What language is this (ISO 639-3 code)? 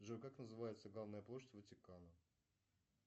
rus